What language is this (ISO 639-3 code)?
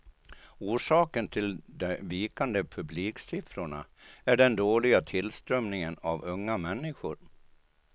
swe